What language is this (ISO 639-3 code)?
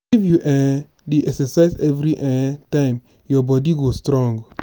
pcm